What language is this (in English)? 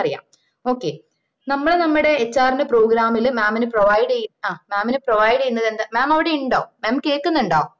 Malayalam